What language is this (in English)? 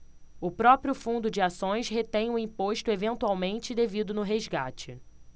Portuguese